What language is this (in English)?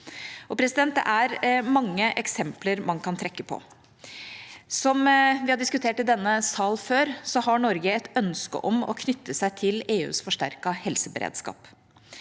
Norwegian